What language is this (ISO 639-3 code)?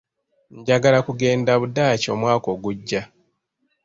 lug